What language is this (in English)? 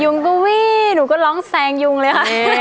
Thai